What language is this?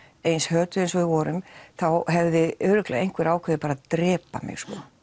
Icelandic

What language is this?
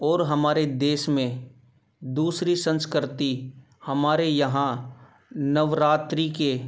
Hindi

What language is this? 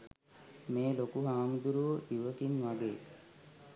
Sinhala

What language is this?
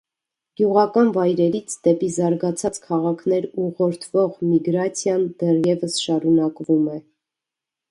Armenian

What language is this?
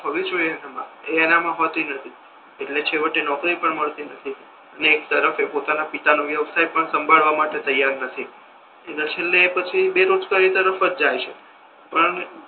Gujarati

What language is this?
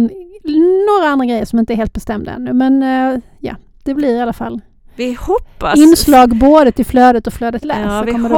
Swedish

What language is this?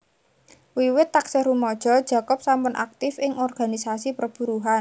Javanese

